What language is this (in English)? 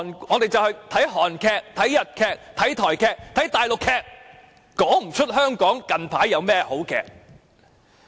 Cantonese